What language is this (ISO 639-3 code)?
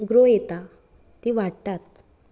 kok